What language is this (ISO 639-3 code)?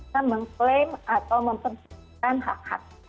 ind